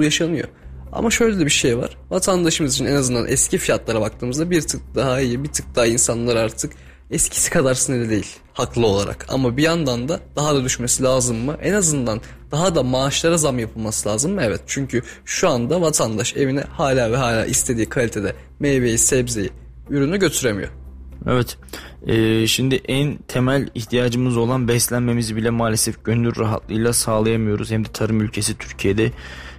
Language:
Turkish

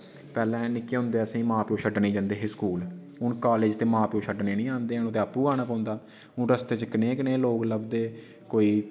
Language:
Dogri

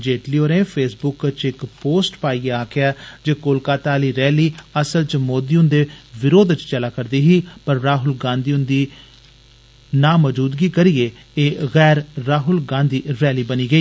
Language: Dogri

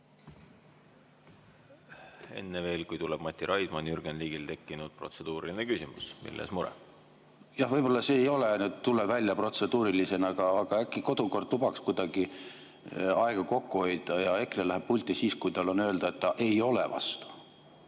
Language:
Estonian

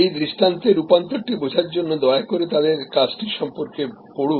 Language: Bangla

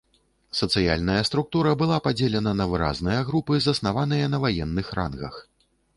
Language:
Belarusian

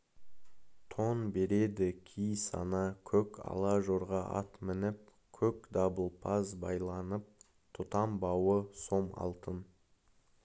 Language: Kazakh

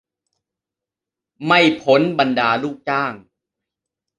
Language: Thai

